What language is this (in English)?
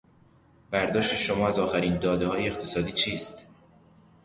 Persian